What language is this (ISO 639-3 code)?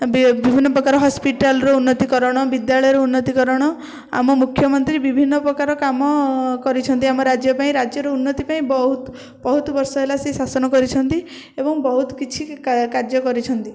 ori